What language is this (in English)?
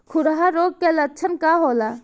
Bhojpuri